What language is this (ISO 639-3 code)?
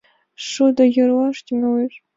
chm